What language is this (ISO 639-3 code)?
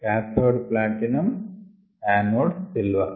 tel